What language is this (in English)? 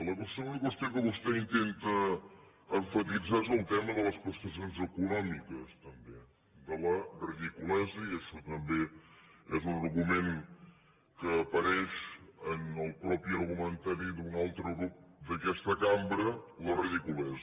Catalan